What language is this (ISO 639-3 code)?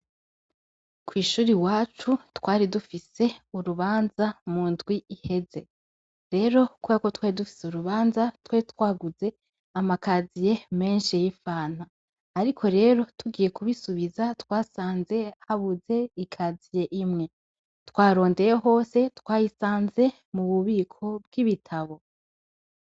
run